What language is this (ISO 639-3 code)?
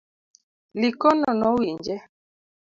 luo